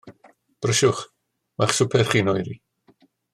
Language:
Welsh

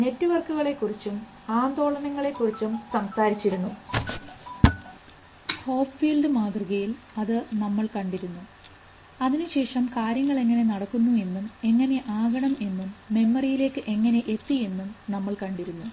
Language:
Malayalam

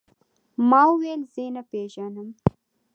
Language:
Pashto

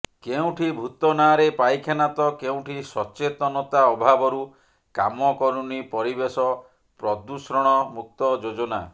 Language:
Odia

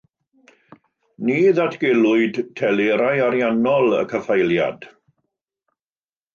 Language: Welsh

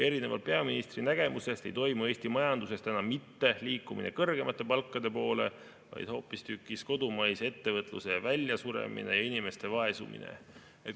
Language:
Estonian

